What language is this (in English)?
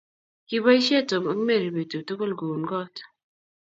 Kalenjin